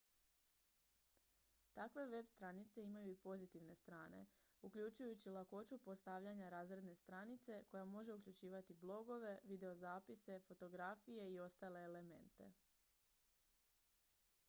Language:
Croatian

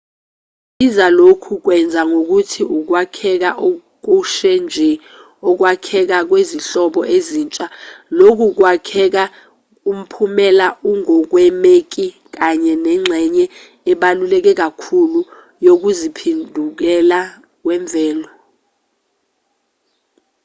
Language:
Zulu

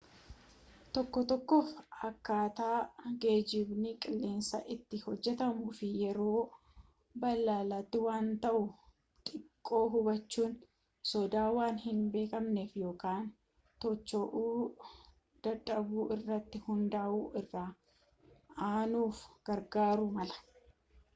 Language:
Oromo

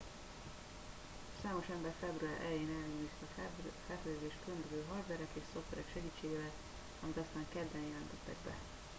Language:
Hungarian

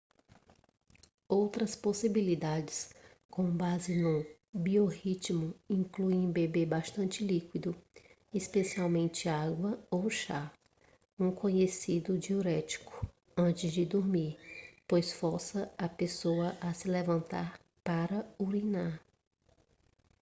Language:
Portuguese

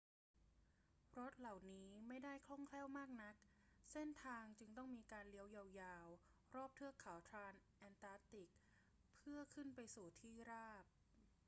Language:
Thai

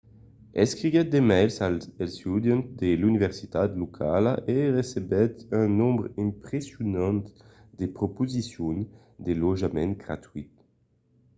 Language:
Occitan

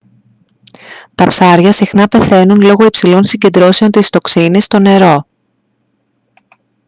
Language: Greek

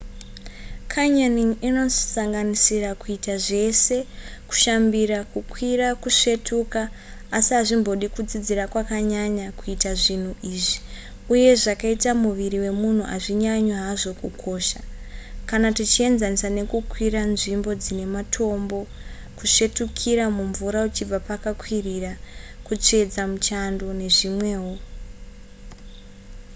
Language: Shona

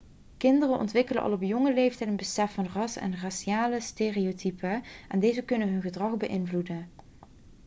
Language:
Dutch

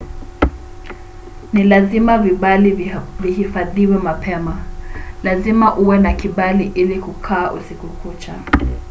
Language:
Swahili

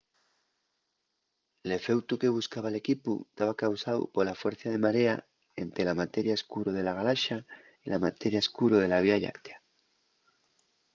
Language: Asturian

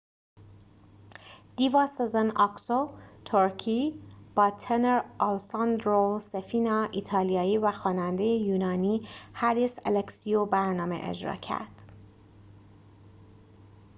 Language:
Persian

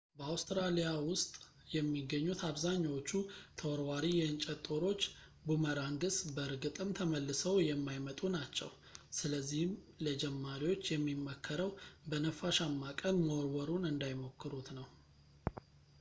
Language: Amharic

